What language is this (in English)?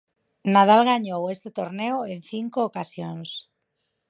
Galician